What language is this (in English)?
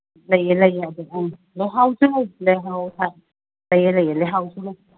Manipuri